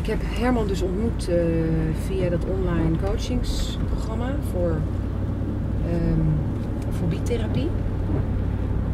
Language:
Dutch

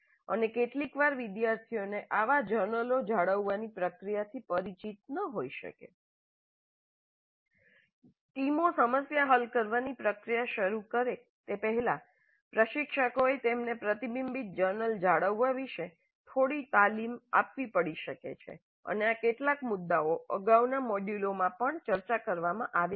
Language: Gujarati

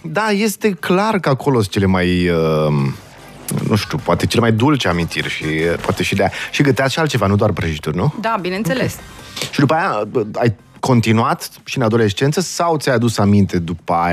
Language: Romanian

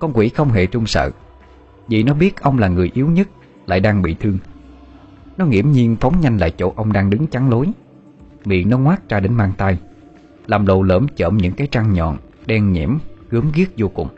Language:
Vietnamese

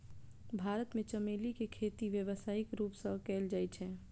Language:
Maithili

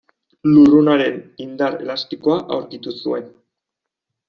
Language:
Basque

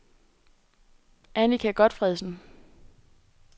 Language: Danish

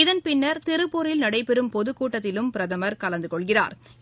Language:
Tamil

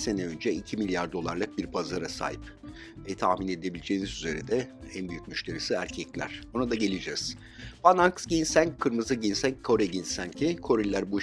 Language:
Turkish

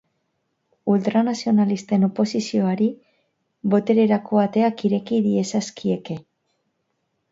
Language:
Basque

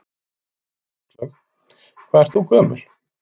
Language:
Icelandic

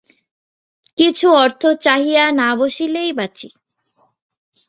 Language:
Bangla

